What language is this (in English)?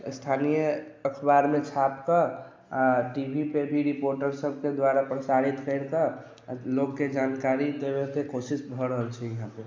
Maithili